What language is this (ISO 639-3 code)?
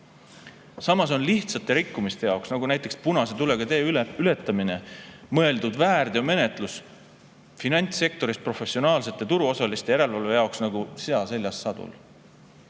est